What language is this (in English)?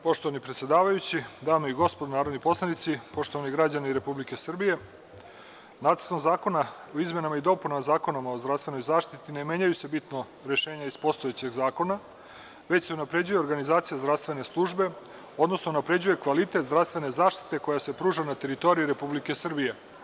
Serbian